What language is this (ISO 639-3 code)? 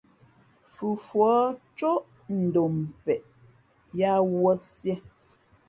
fmp